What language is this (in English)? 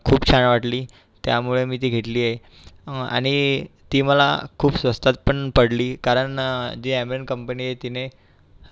Marathi